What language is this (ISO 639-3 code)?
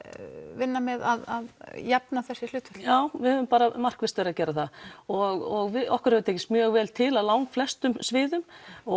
isl